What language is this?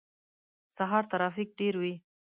Pashto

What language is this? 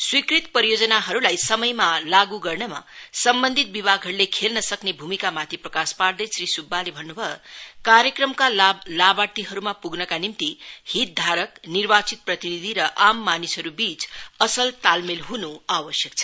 Nepali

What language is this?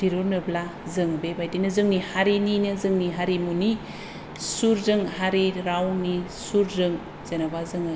Bodo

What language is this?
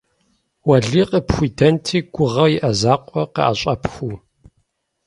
Kabardian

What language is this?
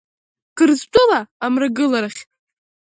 Abkhazian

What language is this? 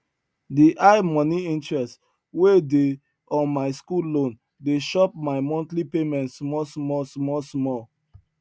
Nigerian Pidgin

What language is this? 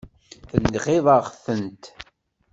Kabyle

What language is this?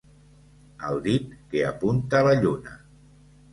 Catalan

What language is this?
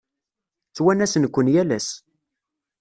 Kabyle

